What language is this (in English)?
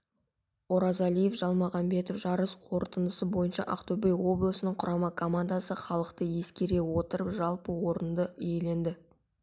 Kazakh